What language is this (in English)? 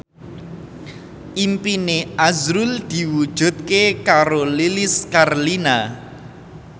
Javanese